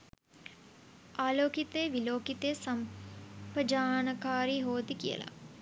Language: Sinhala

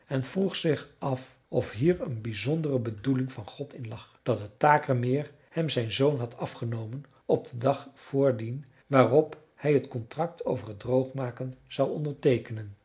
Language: Dutch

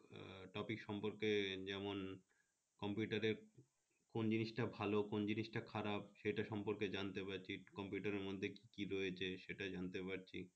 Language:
Bangla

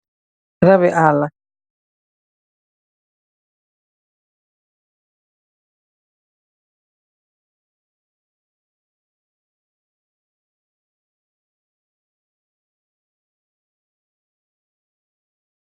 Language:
Wolof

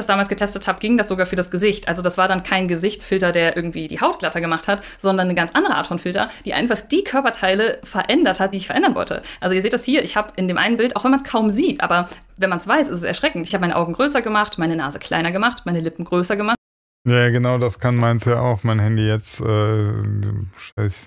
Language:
German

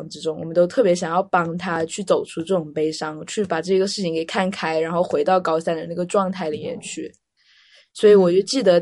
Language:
Chinese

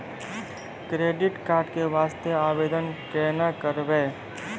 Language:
Maithili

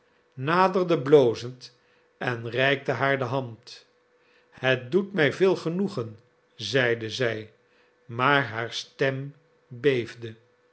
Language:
Dutch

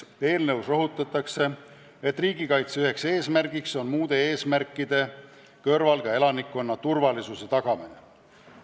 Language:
Estonian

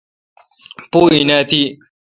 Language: Kalkoti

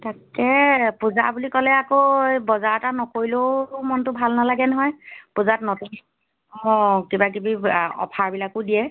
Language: Assamese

